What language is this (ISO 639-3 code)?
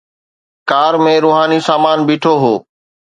snd